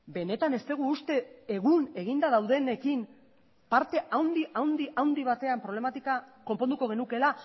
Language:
Basque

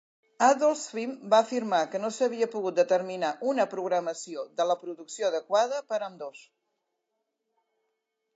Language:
Catalan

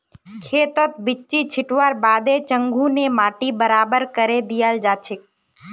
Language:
Magahi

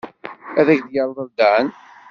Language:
Kabyle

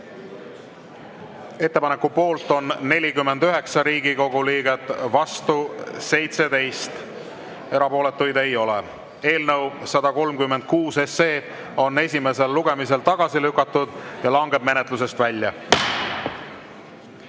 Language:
Estonian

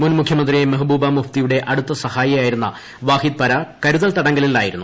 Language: Malayalam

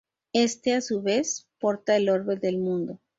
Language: Spanish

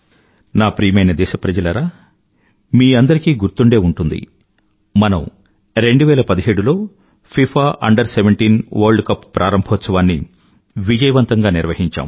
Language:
Telugu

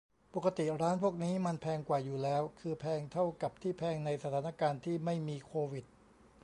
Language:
Thai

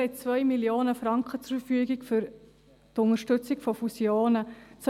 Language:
Swiss German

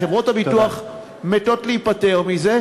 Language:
Hebrew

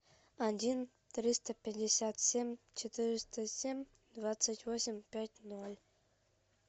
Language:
Russian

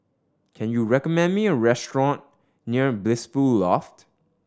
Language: English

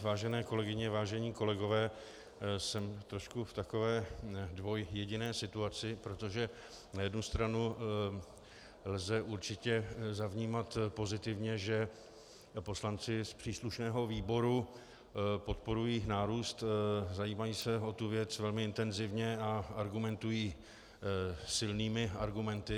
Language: Czech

